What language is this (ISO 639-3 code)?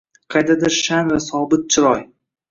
uzb